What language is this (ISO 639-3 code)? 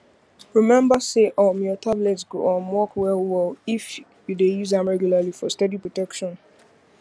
pcm